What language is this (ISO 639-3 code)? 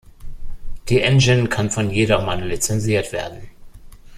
deu